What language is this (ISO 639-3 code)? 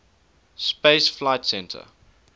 eng